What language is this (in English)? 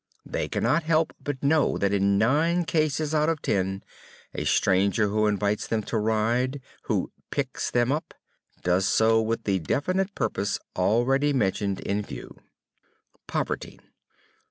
English